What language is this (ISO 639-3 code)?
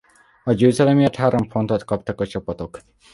hun